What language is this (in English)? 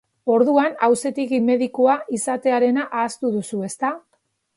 Basque